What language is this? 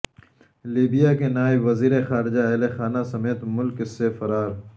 Urdu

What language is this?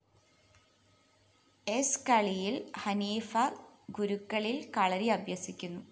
Malayalam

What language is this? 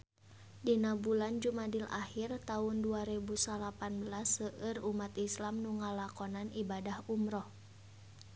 Sundanese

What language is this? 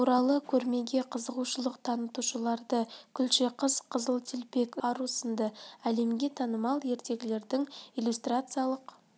Kazakh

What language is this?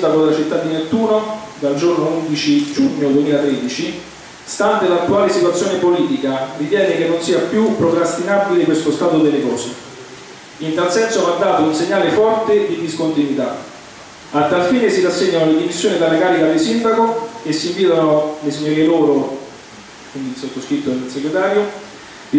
Italian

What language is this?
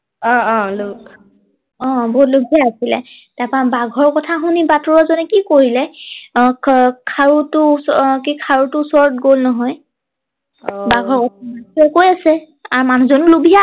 Assamese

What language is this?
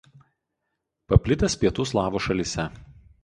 Lithuanian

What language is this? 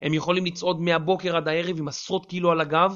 Hebrew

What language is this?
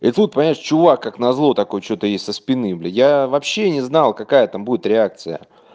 Russian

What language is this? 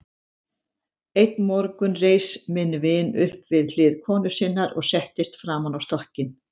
Icelandic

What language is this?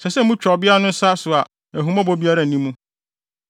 Akan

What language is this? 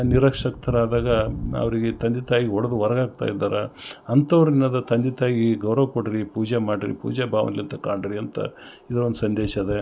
Kannada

